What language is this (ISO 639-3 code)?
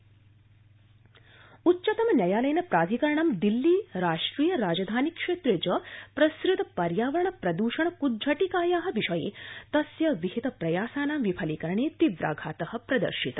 san